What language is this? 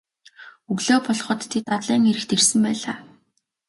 Mongolian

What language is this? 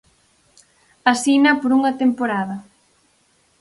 Galician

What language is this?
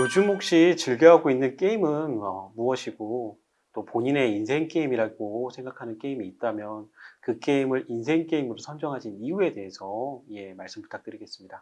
Korean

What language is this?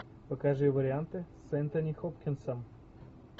Russian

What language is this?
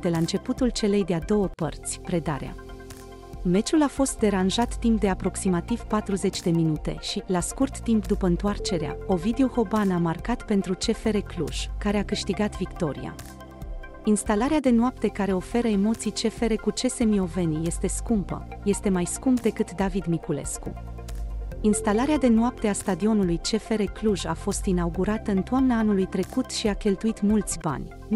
Romanian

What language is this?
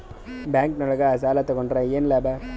Kannada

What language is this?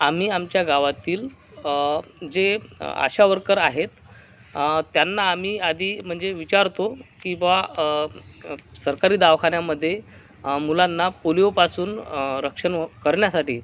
Marathi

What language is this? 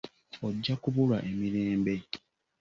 Ganda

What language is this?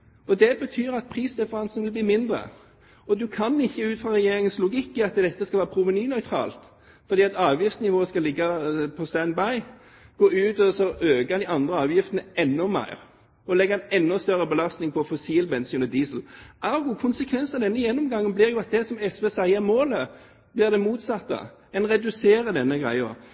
Norwegian Bokmål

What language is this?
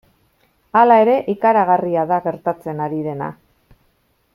Basque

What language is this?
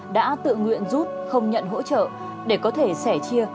Vietnamese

